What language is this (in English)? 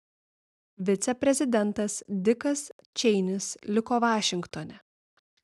Lithuanian